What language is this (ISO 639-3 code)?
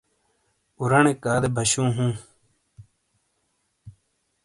scl